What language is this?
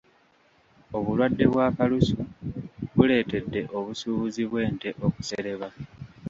Ganda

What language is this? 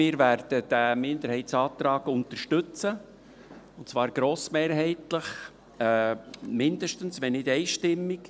Swiss German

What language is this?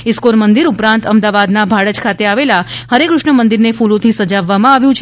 Gujarati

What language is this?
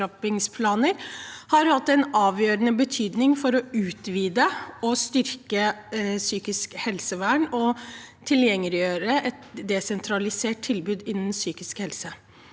Norwegian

